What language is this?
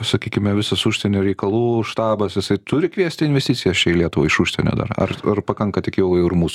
Lithuanian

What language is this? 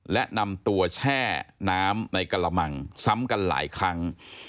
Thai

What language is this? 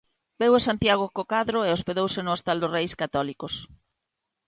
Galician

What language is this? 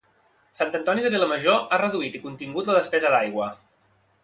Catalan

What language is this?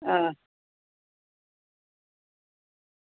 Gujarati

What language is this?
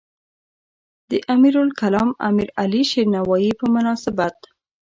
Pashto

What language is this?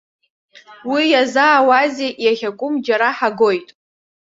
Abkhazian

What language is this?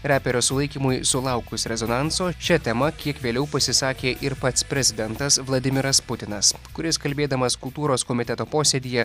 Lithuanian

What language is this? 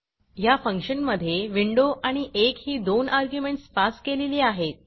Marathi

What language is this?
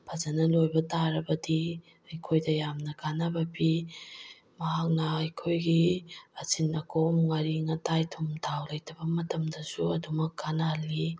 Manipuri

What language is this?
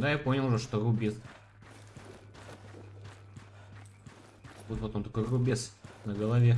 Russian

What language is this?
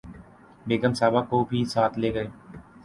Urdu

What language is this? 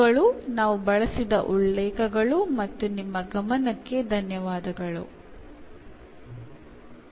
Malayalam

